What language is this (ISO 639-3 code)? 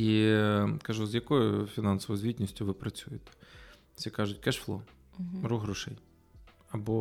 ukr